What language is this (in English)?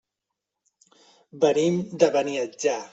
Catalan